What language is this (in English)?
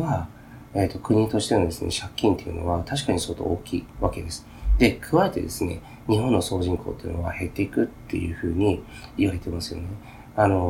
Japanese